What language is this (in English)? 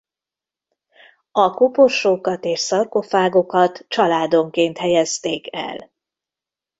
Hungarian